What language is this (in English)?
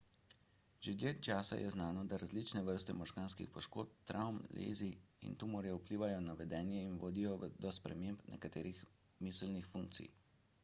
Slovenian